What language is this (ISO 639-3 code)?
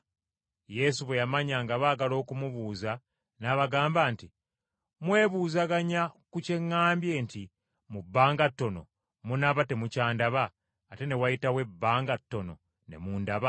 lug